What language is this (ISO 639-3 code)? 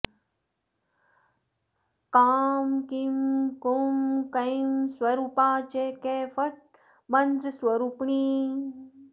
san